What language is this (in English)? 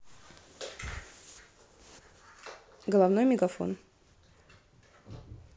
Russian